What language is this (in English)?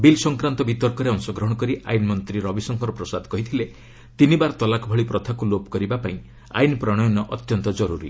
Odia